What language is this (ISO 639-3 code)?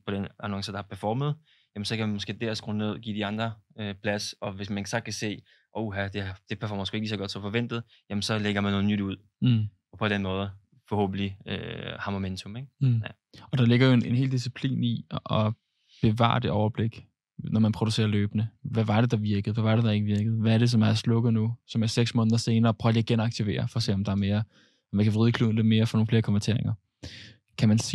dan